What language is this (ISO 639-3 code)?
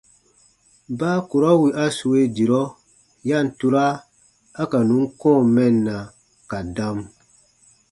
bba